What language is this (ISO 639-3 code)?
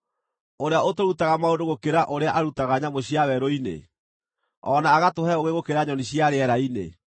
kik